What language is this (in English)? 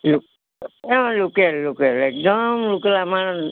Assamese